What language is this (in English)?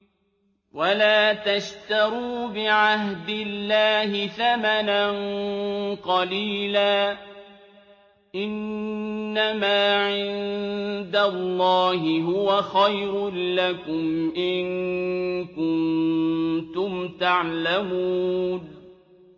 Arabic